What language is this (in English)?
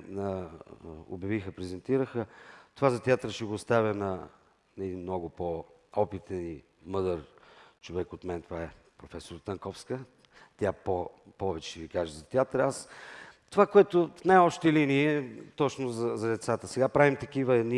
Bulgarian